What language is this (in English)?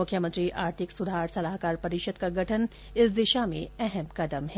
Hindi